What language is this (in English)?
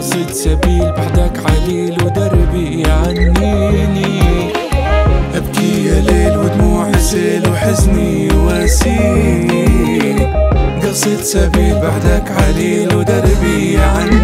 Arabic